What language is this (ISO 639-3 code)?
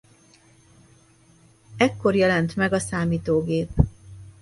hun